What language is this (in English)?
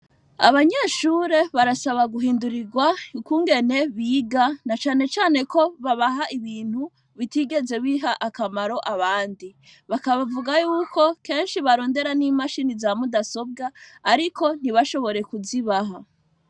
Rundi